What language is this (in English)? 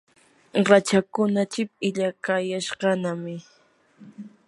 Yanahuanca Pasco Quechua